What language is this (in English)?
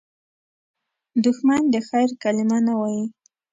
Pashto